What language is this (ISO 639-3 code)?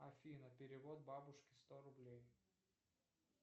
rus